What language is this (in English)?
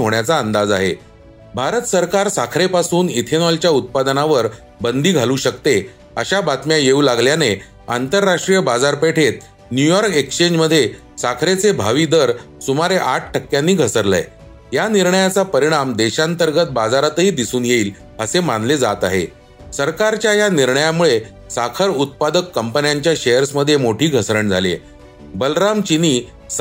Marathi